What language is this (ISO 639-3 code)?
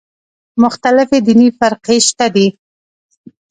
pus